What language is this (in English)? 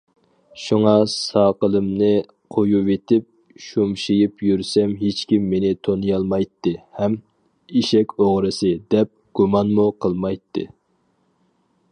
Uyghur